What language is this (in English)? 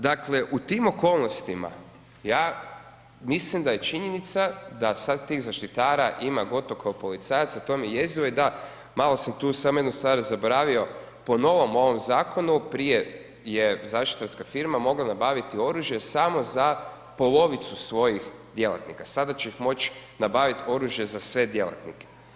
Croatian